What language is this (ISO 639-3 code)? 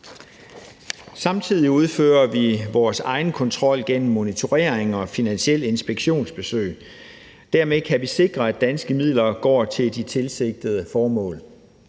dan